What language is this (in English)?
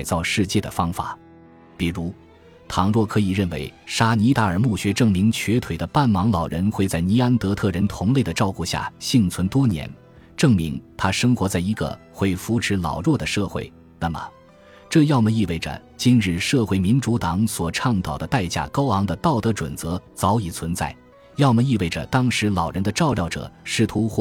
Chinese